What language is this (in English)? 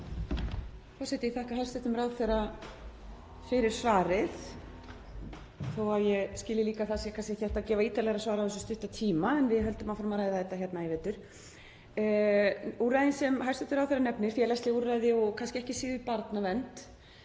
Icelandic